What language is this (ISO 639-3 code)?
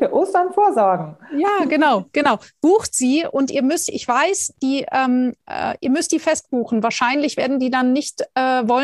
deu